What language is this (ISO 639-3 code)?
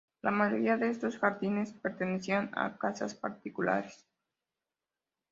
spa